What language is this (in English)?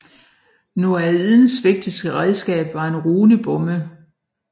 Danish